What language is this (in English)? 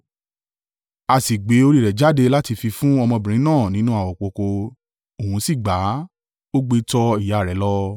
Yoruba